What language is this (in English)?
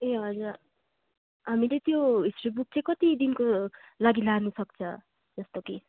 Nepali